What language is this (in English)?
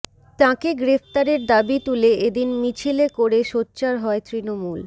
Bangla